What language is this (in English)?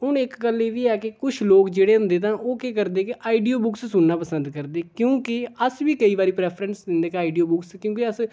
Dogri